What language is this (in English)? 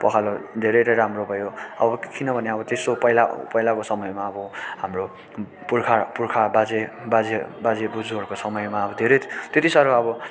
Nepali